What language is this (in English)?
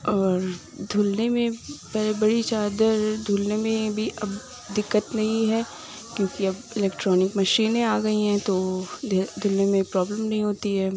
Urdu